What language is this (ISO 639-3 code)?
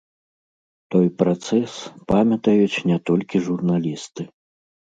bel